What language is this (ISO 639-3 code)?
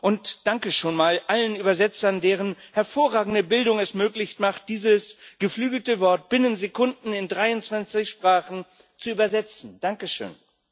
deu